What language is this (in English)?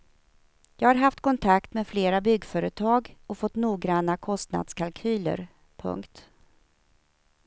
Swedish